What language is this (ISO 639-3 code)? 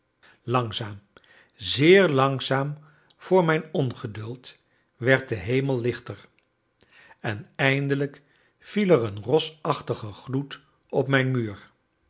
nld